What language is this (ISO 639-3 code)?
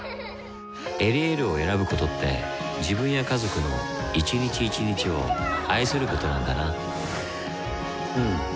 jpn